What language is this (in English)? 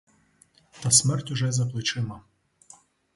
Ukrainian